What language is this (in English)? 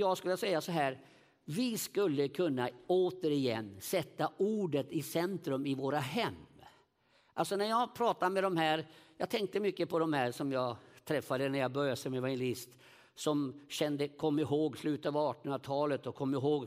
Swedish